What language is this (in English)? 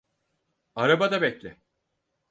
Turkish